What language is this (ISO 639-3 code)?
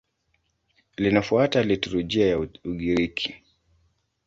swa